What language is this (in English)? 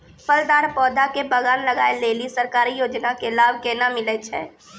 Maithili